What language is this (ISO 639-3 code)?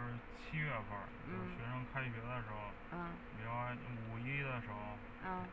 zho